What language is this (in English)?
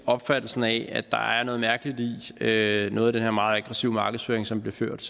Danish